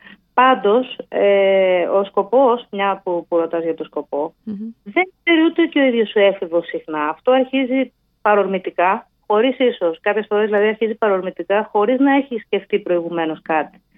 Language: Greek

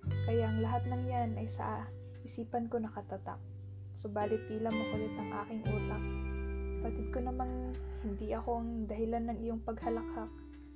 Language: Filipino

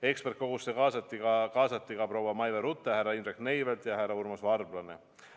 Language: Estonian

